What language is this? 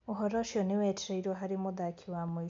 Kikuyu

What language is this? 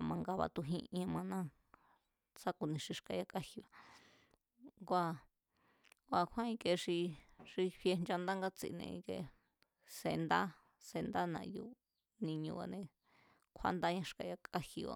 Mazatlán Mazatec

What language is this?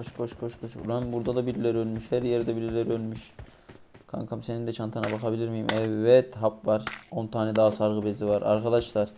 Turkish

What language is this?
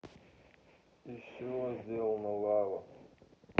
Russian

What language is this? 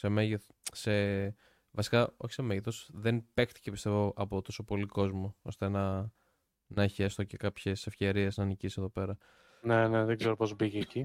Greek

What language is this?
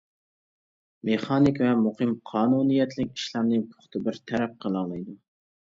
Uyghur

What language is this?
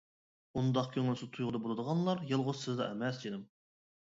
Uyghur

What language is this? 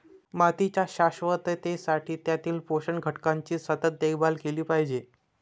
Marathi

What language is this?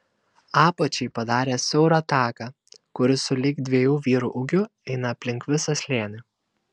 Lithuanian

